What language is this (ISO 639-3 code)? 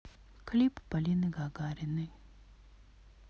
rus